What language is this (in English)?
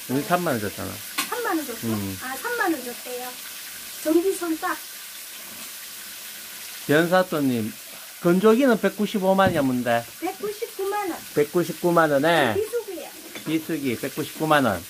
Korean